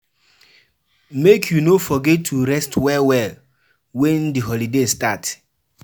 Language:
Nigerian Pidgin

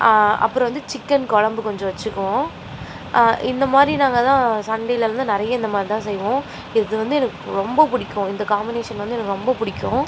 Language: Tamil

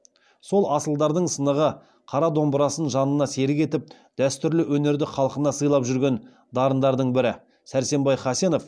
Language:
Kazakh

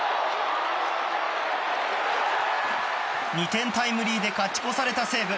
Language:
Japanese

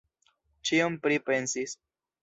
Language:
Esperanto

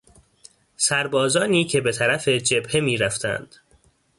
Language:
Persian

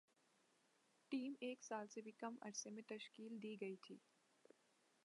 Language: Urdu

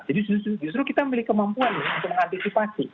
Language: Indonesian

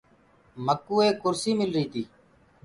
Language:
Gurgula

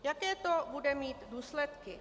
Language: Czech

